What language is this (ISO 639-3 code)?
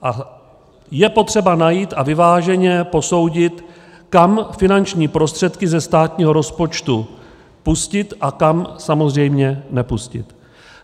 ces